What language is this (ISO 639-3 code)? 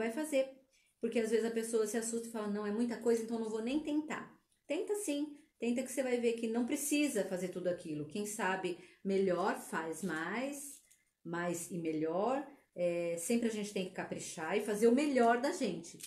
por